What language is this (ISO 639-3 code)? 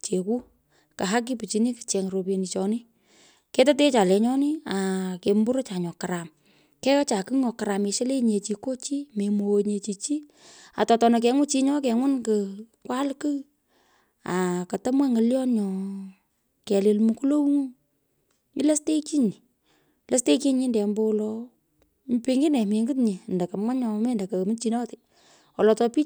pko